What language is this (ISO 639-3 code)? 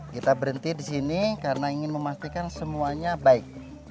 ind